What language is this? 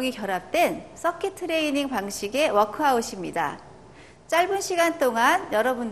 Korean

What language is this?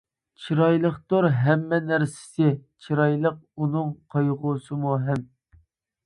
Uyghur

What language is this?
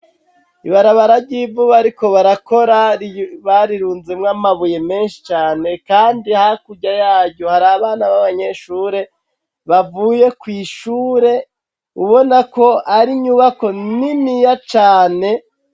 Rundi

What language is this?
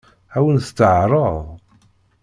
Kabyle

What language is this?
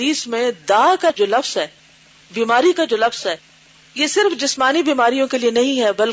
Urdu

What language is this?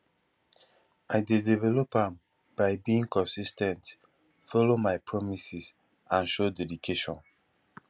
Nigerian Pidgin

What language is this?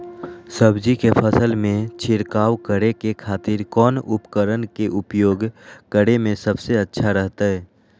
Magahi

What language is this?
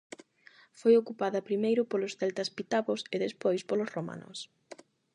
Galician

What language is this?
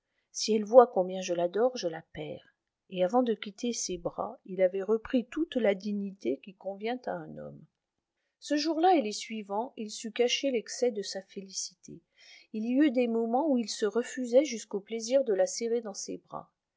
French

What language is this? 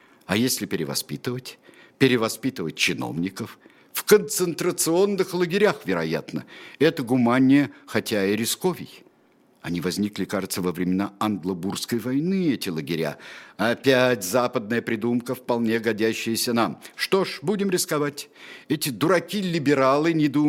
Russian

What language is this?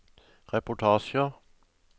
Norwegian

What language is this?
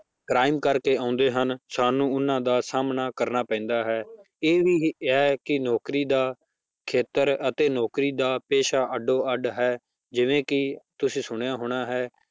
Punjabi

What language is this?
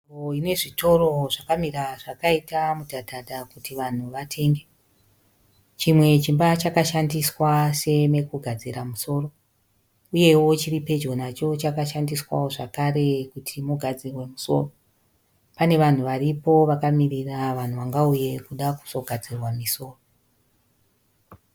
Shona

